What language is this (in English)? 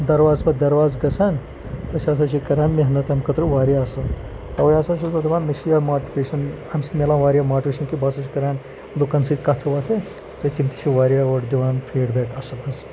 Kashmiri